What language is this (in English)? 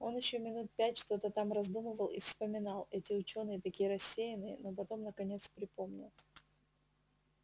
Russian